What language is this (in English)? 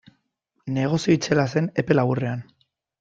Basque